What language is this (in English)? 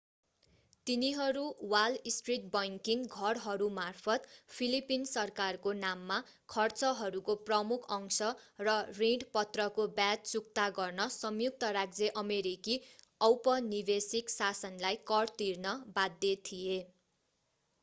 Nepali